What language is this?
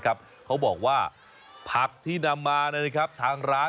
Thai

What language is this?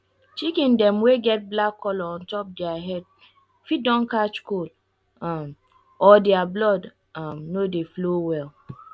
Nigerian Pidgin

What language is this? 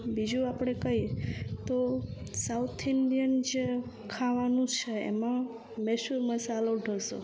Gujarati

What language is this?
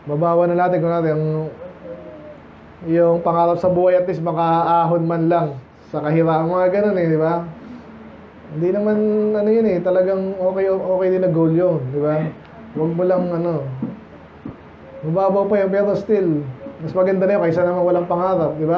Filipino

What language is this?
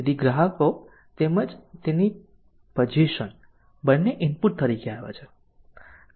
Gujarati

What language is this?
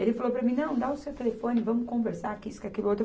Portuguese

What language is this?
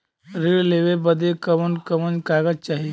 Bhojpuri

